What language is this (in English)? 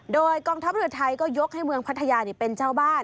Thai